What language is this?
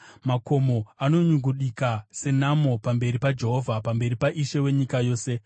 Shona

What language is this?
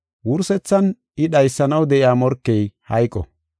Gofa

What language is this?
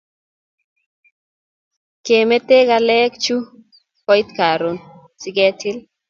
Kalenjin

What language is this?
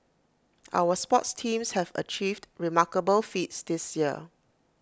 English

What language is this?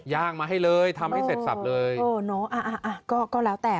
Thai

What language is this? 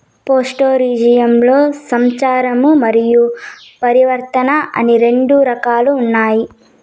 Telugu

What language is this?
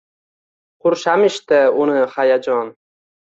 Uzbek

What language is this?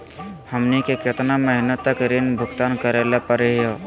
Magahi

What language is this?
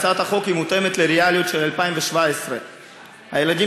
Hebrew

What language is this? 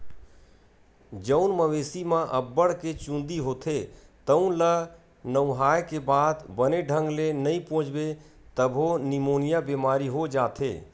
Chhattisgarhi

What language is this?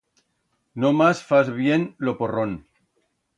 Aragonese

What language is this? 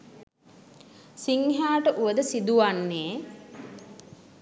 Sinhala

